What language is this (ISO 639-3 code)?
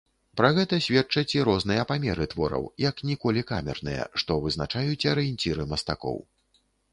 bel